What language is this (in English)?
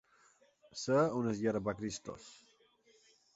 Catalan